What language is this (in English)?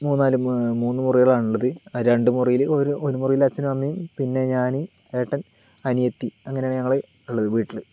Malayalam